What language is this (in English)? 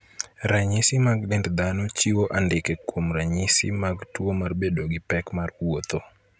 Luo (Kenya and Tanzania)